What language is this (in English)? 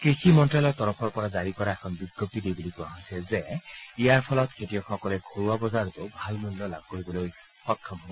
Assamese